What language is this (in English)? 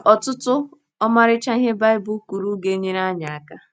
Igbo